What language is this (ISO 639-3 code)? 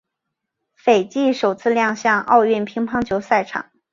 zho